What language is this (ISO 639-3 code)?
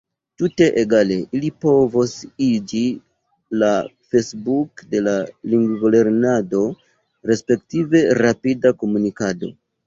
epo